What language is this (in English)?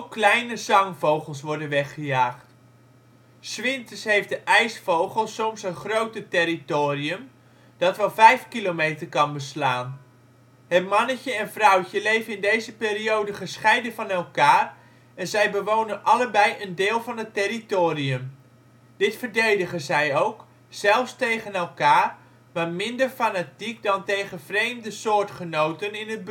Dutch